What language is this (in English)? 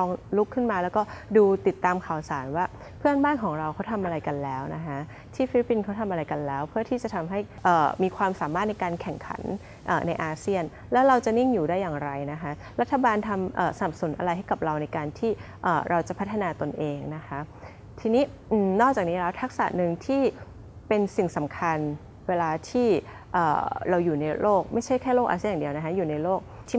Thai